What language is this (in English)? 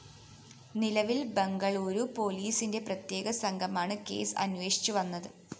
Malayalam